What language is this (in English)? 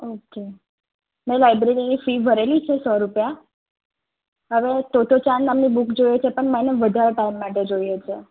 Gujarati